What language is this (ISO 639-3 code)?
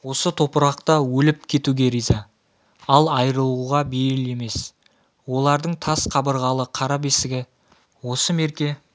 kaz